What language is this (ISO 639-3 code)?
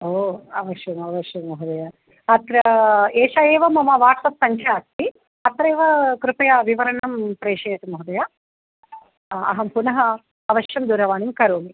san